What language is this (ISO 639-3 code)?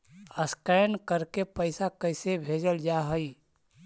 mag